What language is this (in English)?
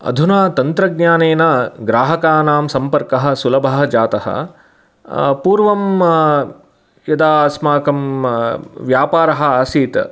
Sanskrit